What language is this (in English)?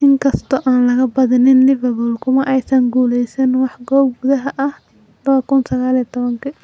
Somali